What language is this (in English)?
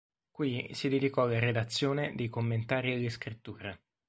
Italian